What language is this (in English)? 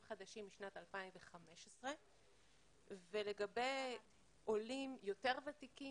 Hebrew